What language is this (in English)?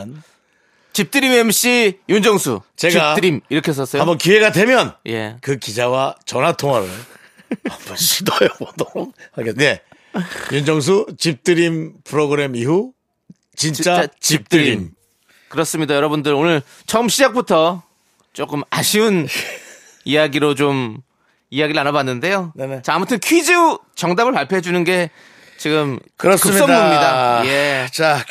Korean